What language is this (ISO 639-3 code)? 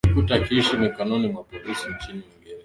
swa